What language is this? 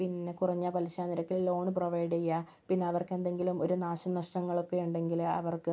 Malayalam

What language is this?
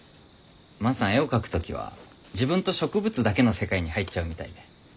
Japanese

